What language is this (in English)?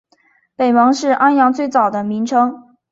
Chinese